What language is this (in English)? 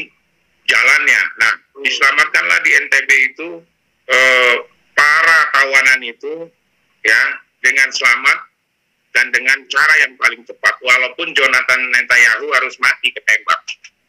Indonesian